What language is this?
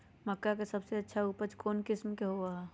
Magahi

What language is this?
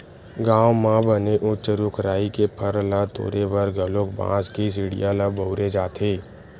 Chhattisgarhi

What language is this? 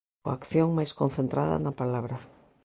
Galician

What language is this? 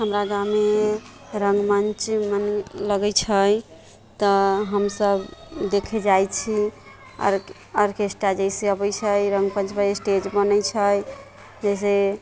Maithili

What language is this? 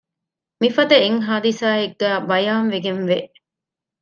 Divehi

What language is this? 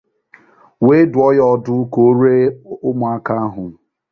Igbo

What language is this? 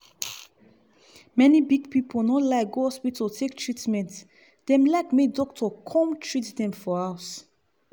Nigerian Pidgin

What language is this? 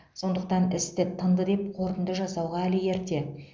Kazakh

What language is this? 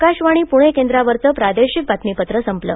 Marathi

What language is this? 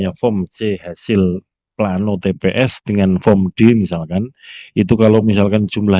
Indonesian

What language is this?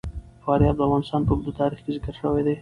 Pashto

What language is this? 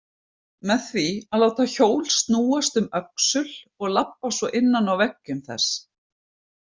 Icelandic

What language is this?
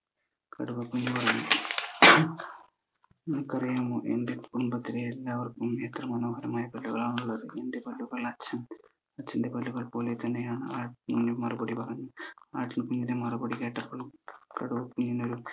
Malayalam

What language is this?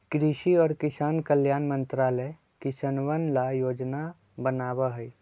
Magahi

